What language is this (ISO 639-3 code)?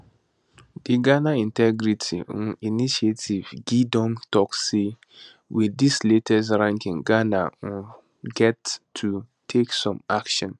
pcm